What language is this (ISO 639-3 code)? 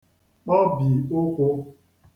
ibo